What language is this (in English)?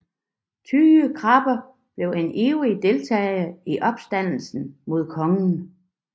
Danish